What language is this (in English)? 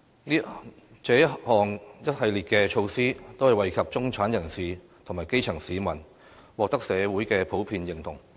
Cantonese